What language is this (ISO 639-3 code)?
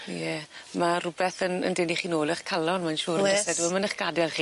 cym